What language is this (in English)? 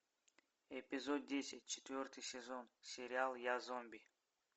Russian